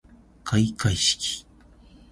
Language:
Japanese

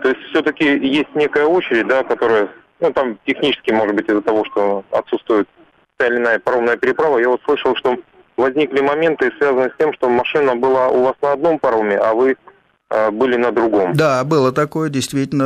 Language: Russian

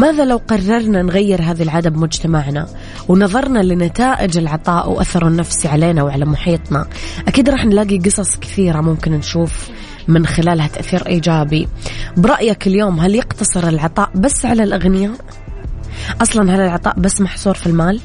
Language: Arabic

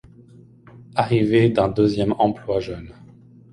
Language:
French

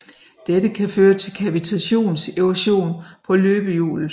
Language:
Danish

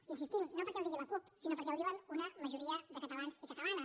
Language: Catalan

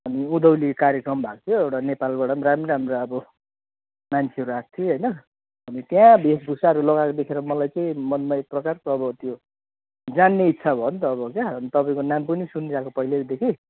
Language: Nepali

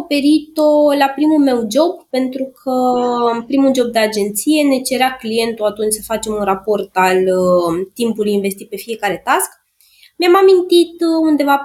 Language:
Romanian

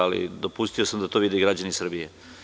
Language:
Serbian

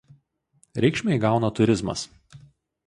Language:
Lithuanian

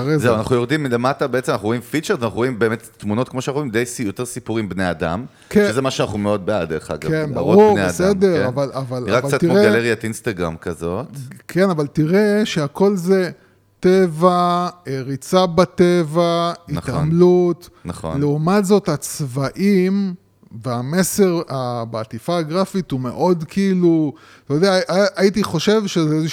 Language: Hebrew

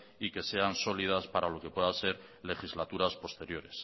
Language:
Spanish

